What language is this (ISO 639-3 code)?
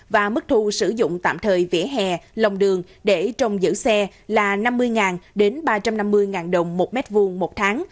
vie